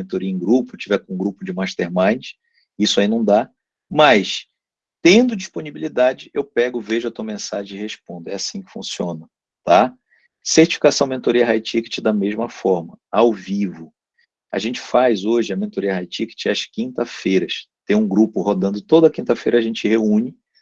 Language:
Portuguese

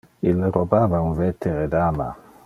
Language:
Interlingua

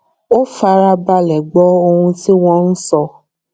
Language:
Yoruba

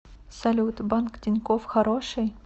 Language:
Russian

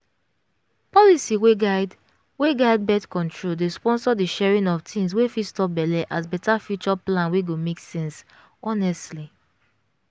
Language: Nigerian Pidgin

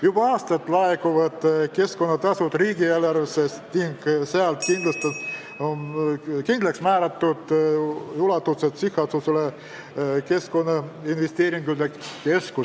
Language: Estonian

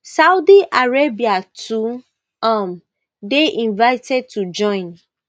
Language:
Nigerian Pidgin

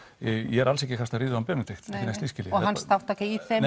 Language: Icelandic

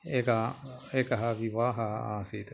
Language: Sanskrit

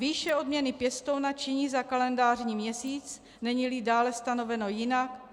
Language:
Czech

